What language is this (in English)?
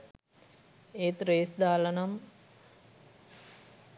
Sinhala